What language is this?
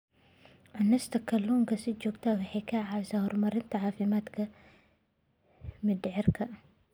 Somali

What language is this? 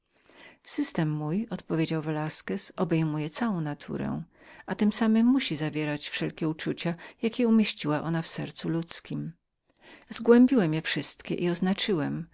Polish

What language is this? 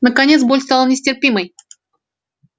Russian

